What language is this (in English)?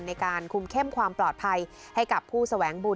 Thai